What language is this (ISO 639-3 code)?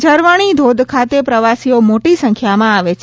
guj